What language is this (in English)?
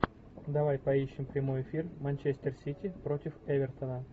Russian